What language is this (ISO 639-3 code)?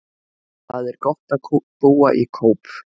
isl